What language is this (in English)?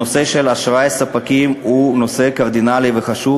Hebrew